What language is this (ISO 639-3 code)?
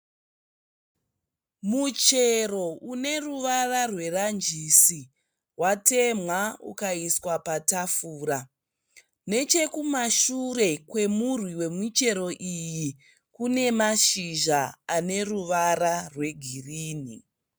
sna